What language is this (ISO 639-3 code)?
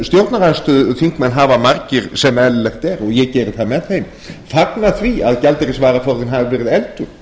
isl